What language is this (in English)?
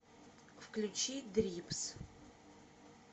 Russian